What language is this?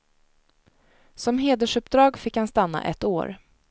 Swedish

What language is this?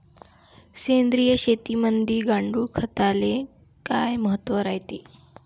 Marathi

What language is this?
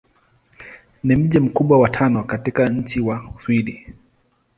Swahili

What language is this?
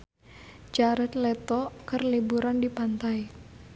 Sundanese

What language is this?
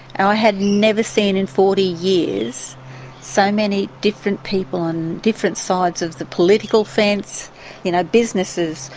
English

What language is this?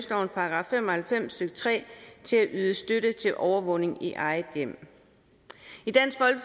Danish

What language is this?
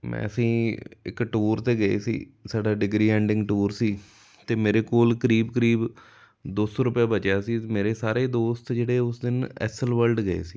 Punjabi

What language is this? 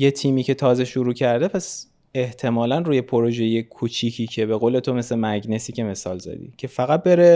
Persian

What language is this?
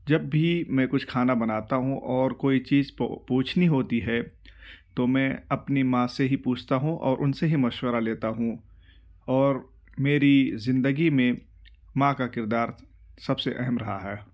Urdu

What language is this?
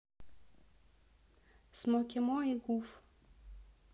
Russian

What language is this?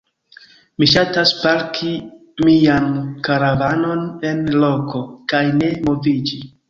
Esperanto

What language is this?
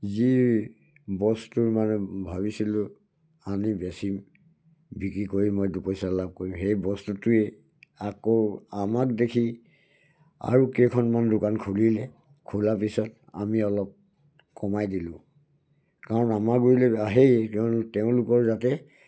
Assamese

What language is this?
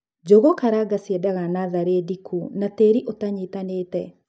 Kikuyu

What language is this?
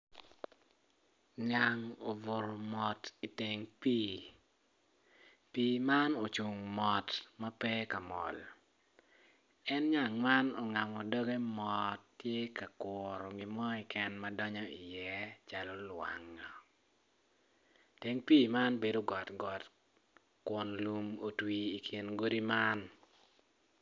Acoli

